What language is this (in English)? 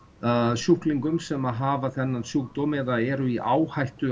Icelandic